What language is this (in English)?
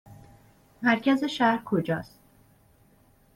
Persian